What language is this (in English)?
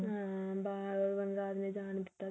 Punjabi